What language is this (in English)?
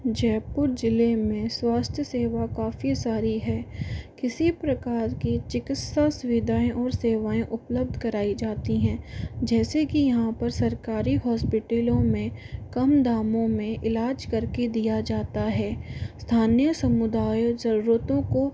Hindi